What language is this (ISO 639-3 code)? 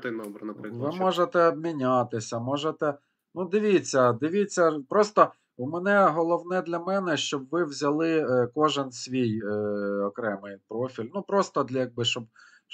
ukr